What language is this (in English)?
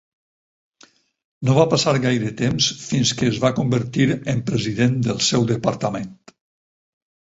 Catalan